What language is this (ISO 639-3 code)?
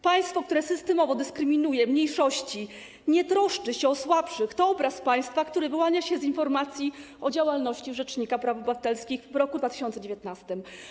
pol